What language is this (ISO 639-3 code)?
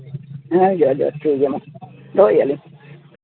sat